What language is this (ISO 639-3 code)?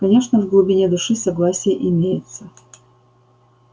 rus